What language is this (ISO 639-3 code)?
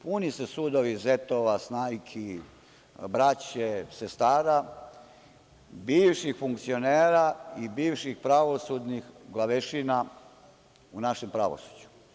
srp